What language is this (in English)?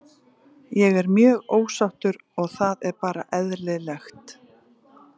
Icelandic